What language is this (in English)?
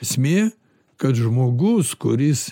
Lithuanian